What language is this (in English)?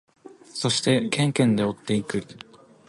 Japanese